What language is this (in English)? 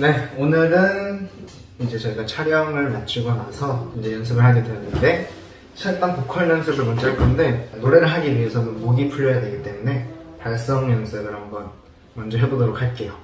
Korean